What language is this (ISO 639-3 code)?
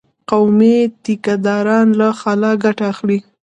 pus